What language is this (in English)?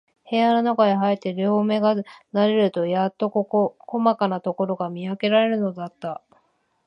Japanese